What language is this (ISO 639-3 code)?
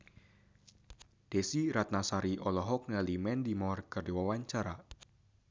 sun